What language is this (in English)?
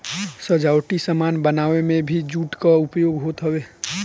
Bhojpuri